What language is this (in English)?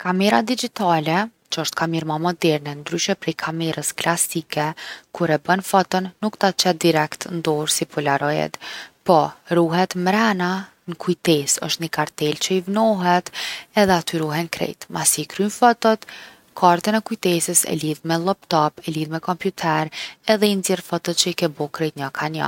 Gheg Albanian